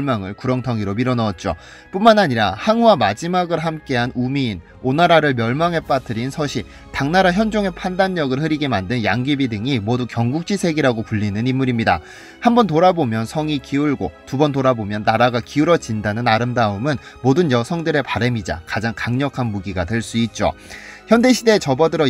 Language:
Korean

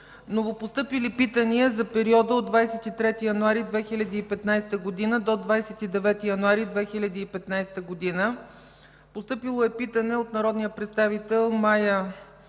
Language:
Bulgarian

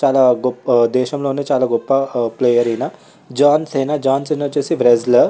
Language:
Telugu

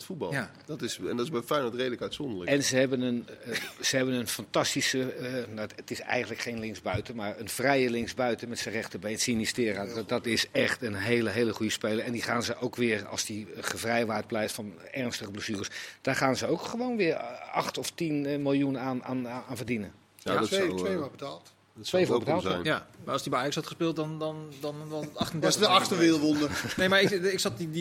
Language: Dutch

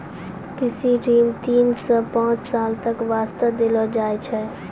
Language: Maithili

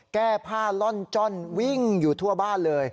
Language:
Thai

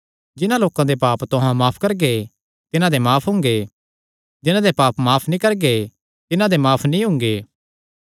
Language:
Kangri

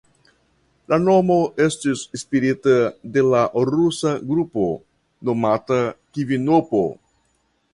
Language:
Esperanto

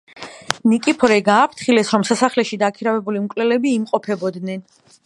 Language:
Georgian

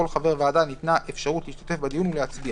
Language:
Hebrew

